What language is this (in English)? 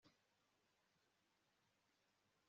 Kinyarwanda